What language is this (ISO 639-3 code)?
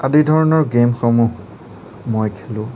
asm